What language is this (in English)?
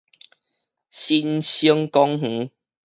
Min Nan Chinese